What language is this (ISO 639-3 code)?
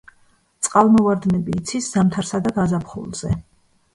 kat